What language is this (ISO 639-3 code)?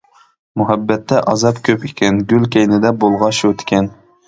uig